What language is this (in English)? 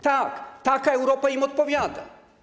Polish